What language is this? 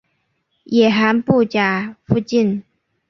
Chinese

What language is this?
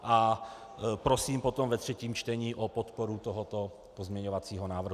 Czech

